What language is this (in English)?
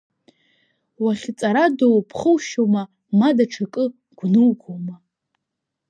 Abkhazian